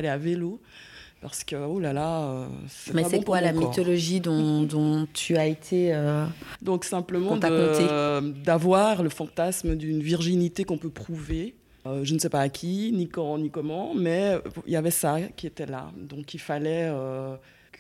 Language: French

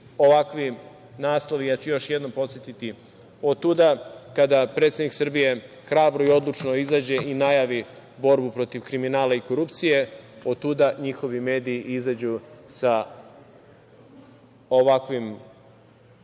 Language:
Serbian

